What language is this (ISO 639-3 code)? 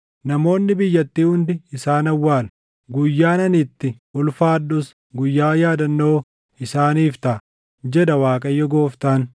orm